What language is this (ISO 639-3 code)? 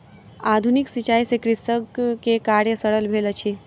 mai